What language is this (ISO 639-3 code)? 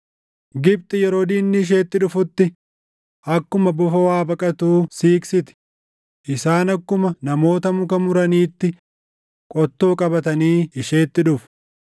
orm